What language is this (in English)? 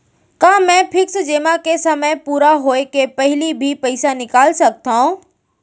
Chhattisgarhi